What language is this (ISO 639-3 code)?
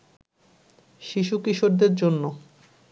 ben